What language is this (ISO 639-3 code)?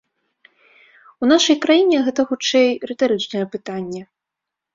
bel